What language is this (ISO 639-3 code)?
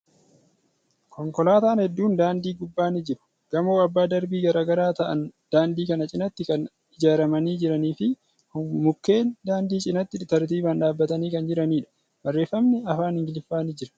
orm